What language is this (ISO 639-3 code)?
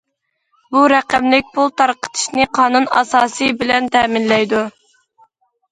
uig